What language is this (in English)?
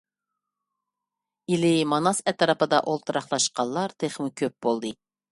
Uyghur